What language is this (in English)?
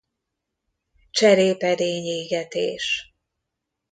Hungarian